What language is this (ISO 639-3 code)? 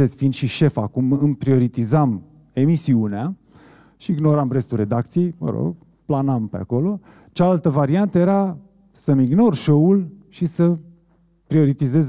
ron